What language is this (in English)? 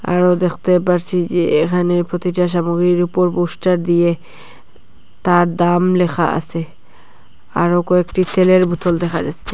Bangla